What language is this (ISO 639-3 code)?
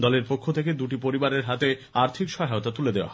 ben